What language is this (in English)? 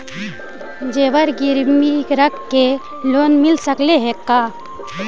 Magahi